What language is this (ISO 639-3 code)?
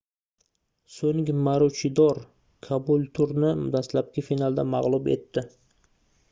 uzb